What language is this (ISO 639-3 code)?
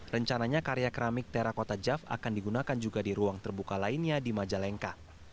ind